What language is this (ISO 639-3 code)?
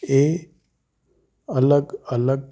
pan